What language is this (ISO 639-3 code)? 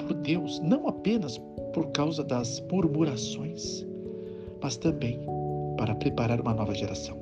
por